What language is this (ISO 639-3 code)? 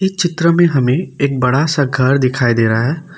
hin